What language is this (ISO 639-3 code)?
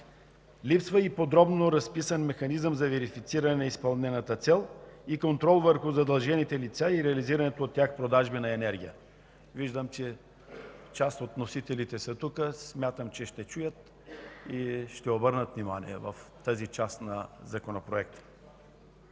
bul